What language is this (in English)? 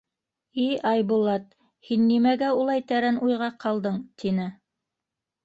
Bashkir